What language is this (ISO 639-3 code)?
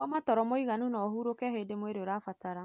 kik